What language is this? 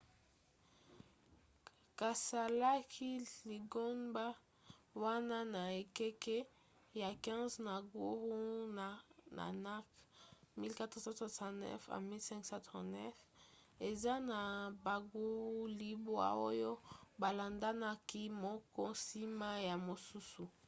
Lingala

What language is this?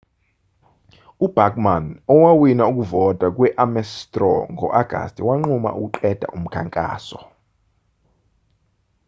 Zulu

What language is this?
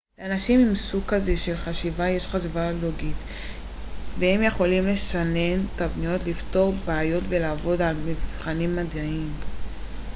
Hebrew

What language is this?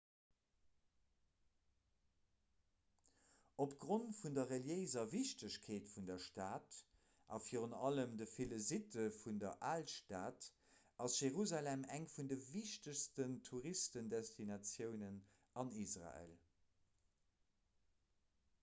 Luxembourgish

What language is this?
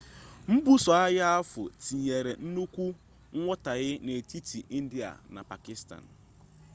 Igbo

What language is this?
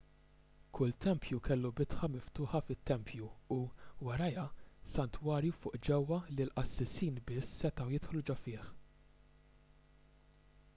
Maltese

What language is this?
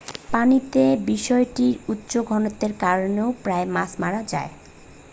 Bangla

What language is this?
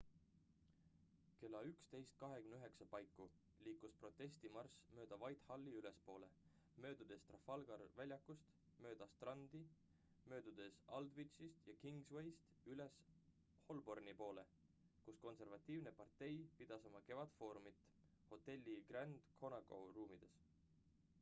Estonian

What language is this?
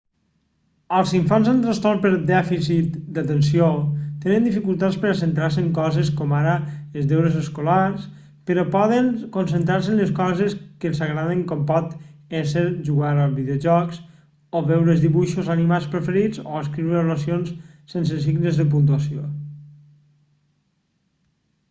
Catalan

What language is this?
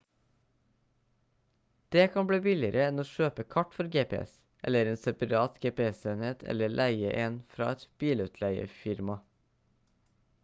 Norwegian Bokmål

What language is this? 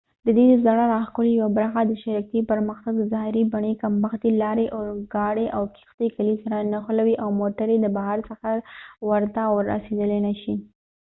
Pashto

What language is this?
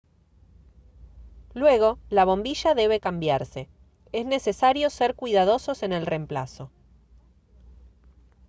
Spanish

